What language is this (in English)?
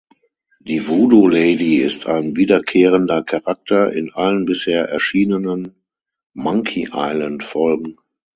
German